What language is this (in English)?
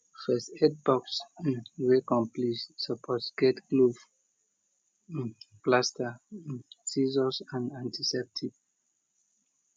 Nigerian Pidgin